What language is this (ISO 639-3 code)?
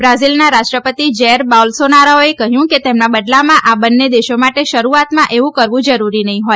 guj